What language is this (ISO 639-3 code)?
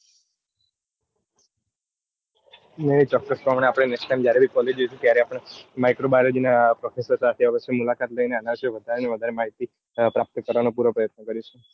guj